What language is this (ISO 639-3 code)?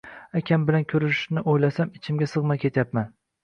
uzb